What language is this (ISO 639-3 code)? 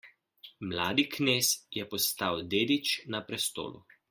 slv